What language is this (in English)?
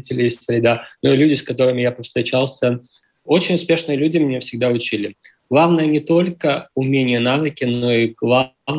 Russian